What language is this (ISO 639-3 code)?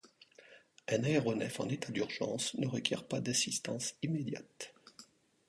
fra